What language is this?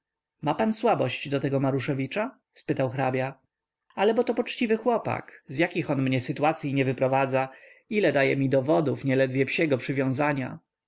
Polish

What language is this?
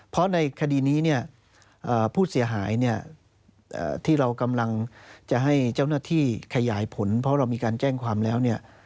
Thai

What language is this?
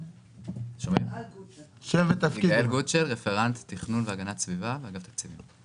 Hebrew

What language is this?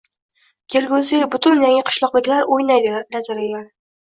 Uzbek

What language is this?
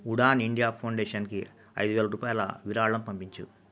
Telugu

